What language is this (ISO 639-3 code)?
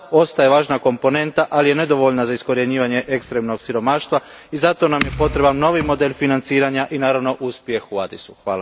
hrv